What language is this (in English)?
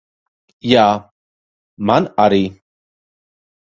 Latvian